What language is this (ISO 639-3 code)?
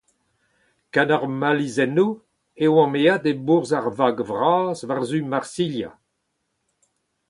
bre